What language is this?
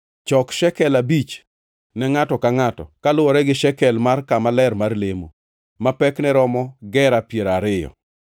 Luo (Kenya and Tanzania)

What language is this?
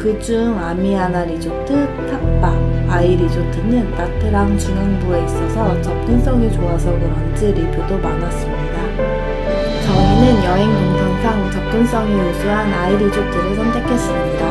Korean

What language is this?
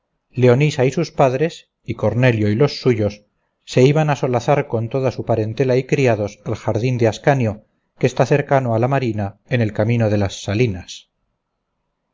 Spanish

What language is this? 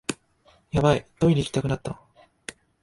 Japanese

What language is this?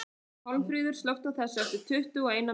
Icelandic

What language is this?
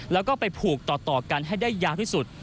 Thai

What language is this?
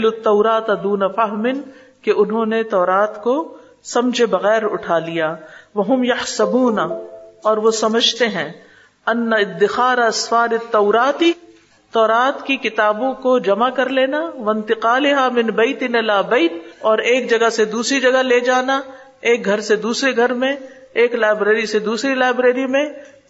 Urdu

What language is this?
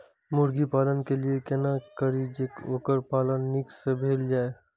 Maithili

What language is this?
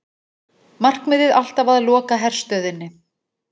Icelandic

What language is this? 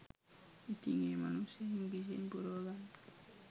Sinhala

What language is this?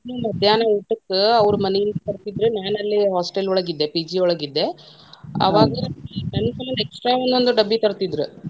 Kannada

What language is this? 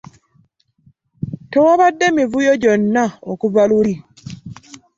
Ganda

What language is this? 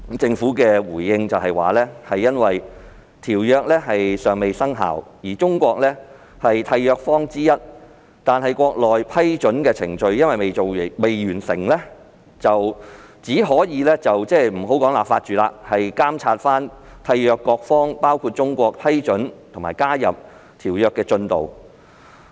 Cantonese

